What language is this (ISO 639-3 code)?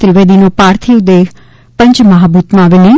guj